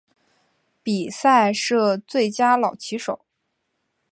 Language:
Chinese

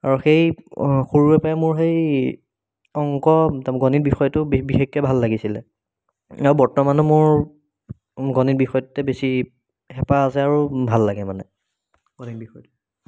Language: Assamese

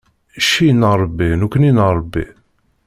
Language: Kabyle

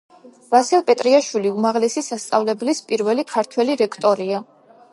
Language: Georgian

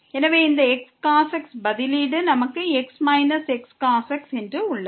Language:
Tamil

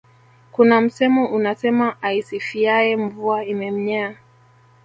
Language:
Swahili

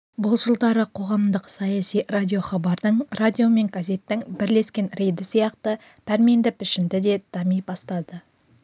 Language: Kazakh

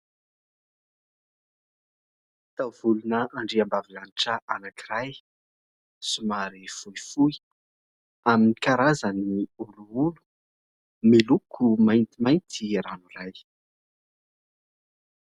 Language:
Malagasy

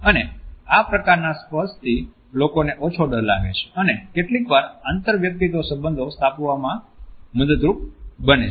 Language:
Gujarati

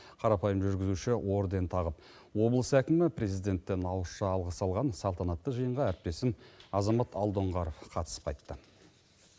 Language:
Kazakh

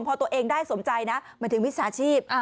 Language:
Thai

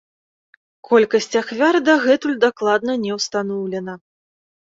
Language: Belarusian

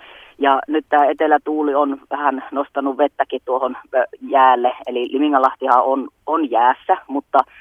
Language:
Finnish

